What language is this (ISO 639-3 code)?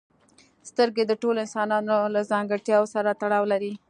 pus